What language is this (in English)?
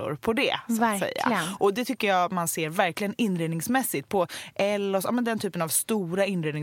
Swedish